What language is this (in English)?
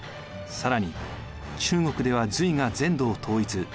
Japanese